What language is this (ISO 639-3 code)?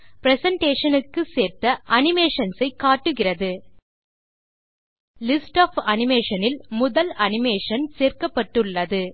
tam